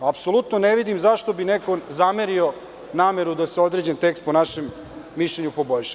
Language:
Serbian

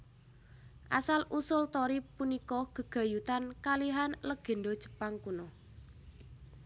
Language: Javanese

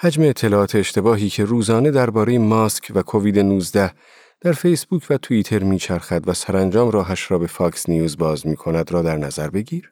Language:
Persian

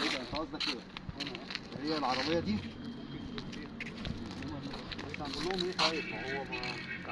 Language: Arabic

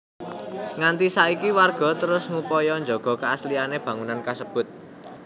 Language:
Javanese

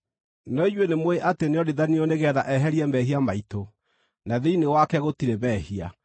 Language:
Kikuyu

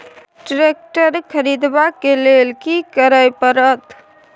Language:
Maithili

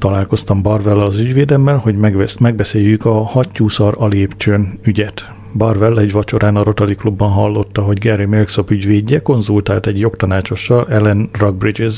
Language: Hungarian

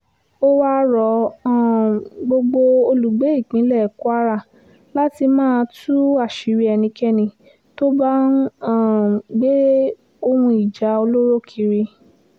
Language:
Yoruba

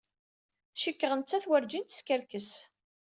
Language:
Kabyle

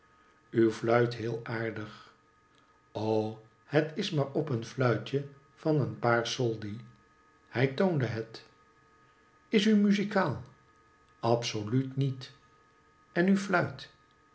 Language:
Dutch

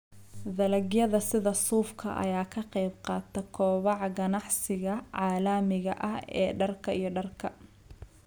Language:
Somali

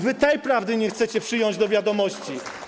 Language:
Polish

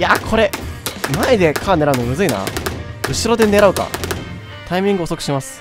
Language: Japanese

